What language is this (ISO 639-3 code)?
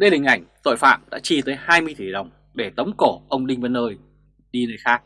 vie